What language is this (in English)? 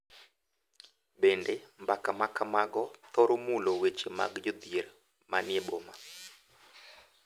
Luo (Kenya and Tanzania)